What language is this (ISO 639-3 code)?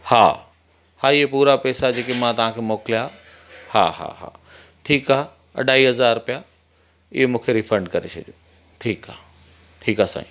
snd